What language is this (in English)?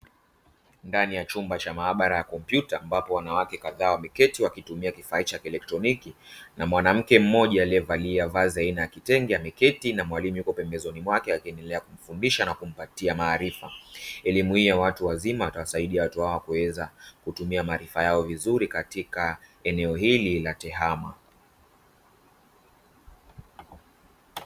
Swahili